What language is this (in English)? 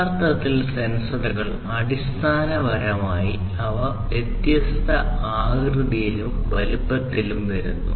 Malayalam